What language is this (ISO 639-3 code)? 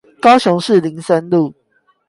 zho